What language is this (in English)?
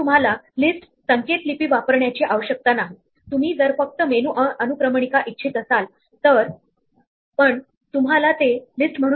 Marathi